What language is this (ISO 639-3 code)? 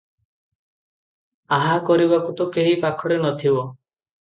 ori